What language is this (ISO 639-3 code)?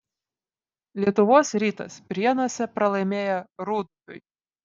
lit